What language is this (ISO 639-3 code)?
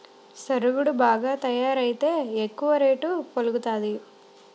tel